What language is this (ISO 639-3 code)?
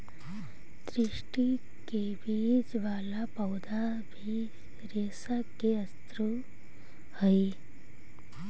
mag